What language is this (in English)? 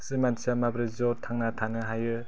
Bodo